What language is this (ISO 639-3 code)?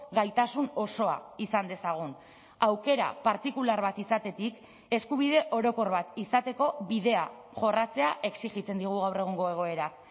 eus